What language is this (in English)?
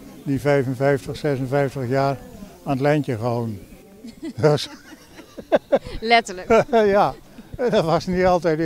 Dutch